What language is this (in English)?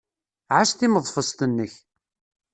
Kabyle